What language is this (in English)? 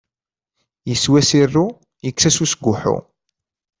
Kabyle